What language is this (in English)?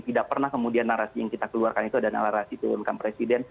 Indonesian